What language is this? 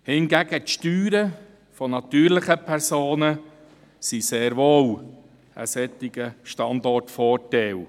Swiss German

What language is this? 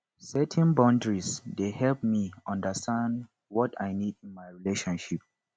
Nigerian Pidgin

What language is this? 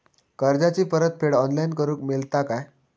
Marathi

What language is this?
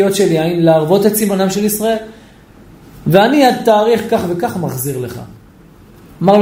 Hebrew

